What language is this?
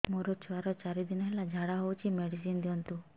Odia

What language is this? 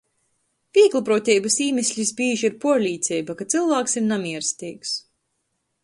Latgalian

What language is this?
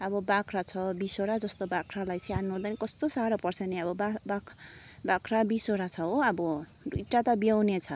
Nepali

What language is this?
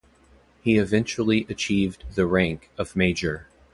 English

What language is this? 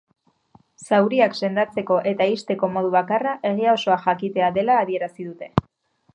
Basque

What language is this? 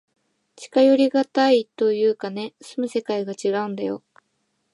Japanese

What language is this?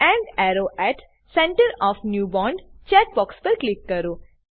Gujarati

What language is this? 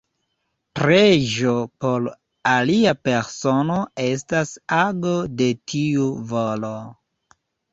Esperanto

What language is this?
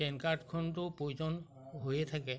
Assamese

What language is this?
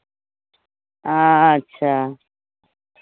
Maithili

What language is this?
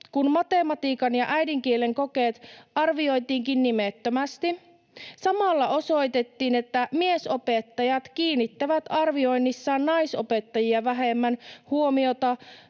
Finnish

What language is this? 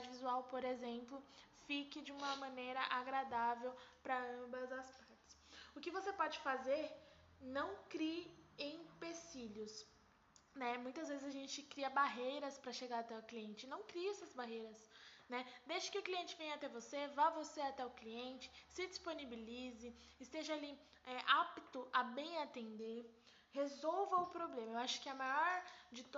Portuguese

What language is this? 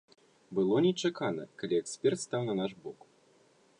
Belarusian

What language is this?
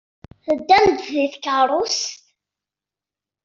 Kabyle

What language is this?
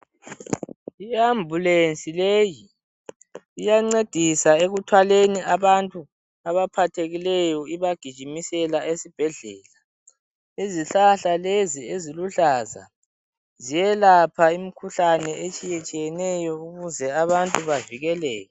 North Ndebele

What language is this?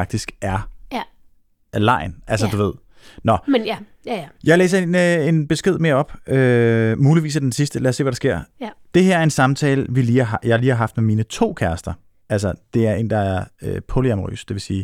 Danish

